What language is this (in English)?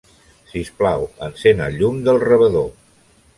Catalan